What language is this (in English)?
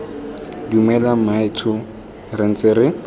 Tswana